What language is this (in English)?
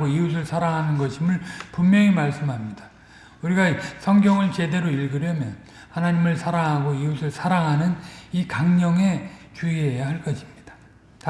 Korean